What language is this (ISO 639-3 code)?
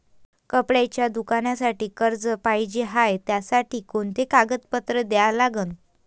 mar